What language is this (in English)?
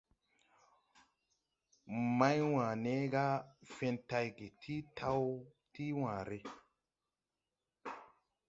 Tupuri